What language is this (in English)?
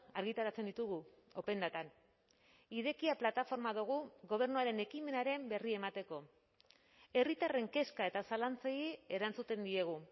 Basque